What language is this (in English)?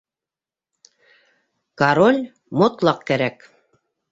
Bashkir